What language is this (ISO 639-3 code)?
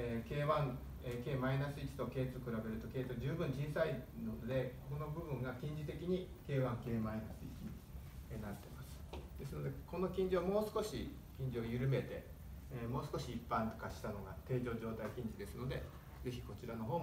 jpn